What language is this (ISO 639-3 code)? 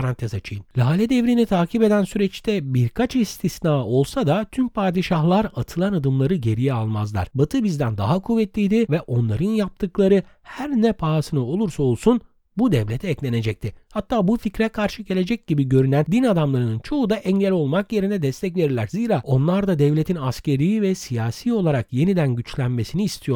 tur